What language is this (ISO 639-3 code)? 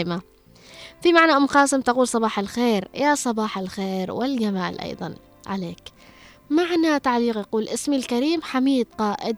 ara